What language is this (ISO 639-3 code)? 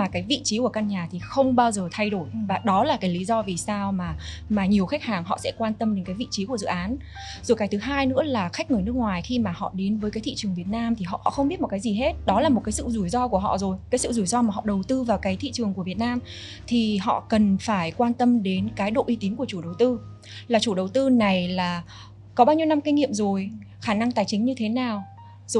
vie